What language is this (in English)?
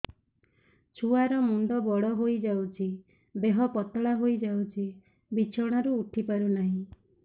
Odia